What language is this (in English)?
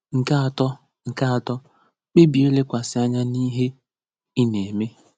Igbo